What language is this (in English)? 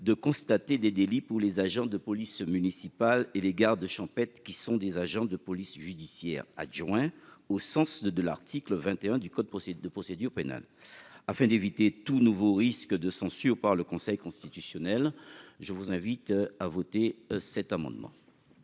French